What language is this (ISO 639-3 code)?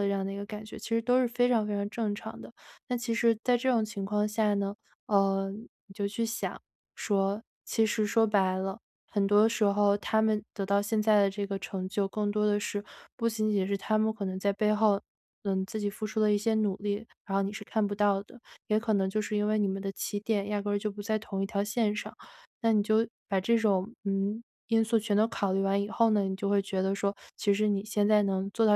zho